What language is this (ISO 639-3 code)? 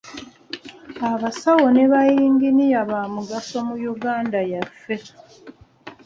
lug